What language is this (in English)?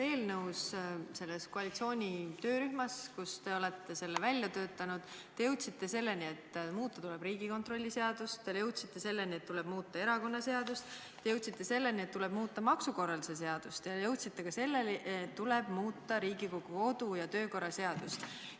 Estonian